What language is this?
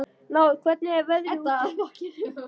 Icelandic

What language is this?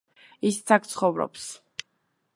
Georgian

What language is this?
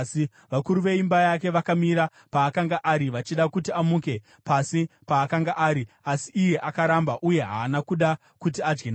Shona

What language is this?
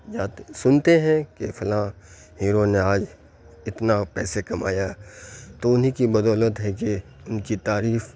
Urdu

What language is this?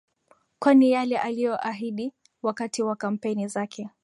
Swahili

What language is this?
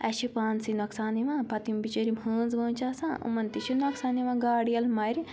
Kashmiri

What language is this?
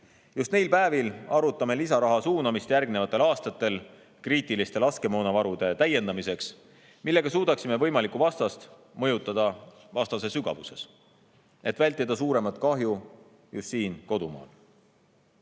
Estonian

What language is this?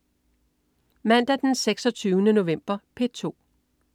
Danish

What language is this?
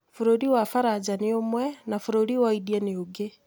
Kikuyu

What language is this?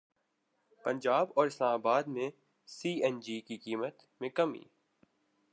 Urdu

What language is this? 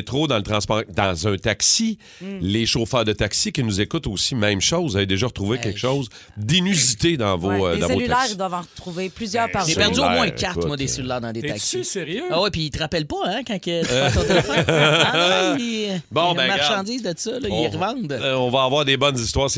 French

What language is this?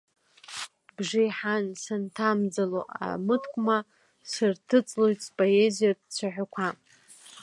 Abkhazian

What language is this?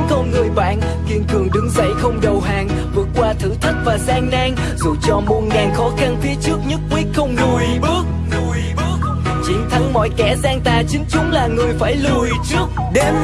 Vietnamese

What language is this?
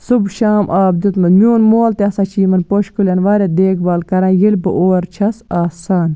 Kashmiri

